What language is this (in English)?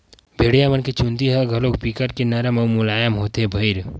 Chhattisgarhi